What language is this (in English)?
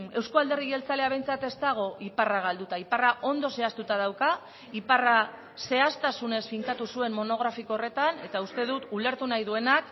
Basque